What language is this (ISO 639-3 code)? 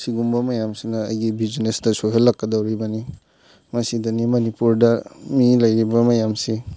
mni